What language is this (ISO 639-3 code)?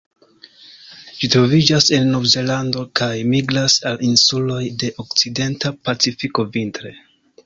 epo